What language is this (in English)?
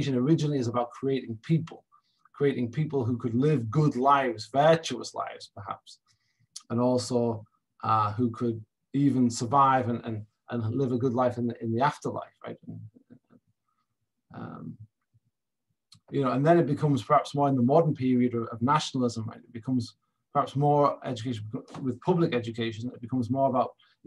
English